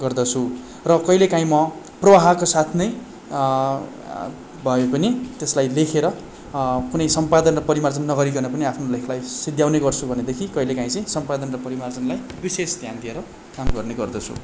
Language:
Nepali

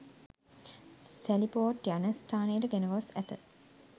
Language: Sinhala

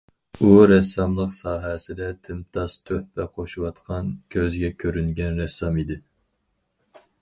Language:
Uyghur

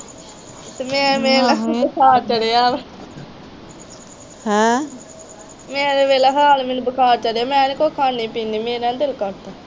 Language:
Punjabi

